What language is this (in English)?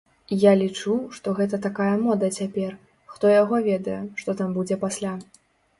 Belarusian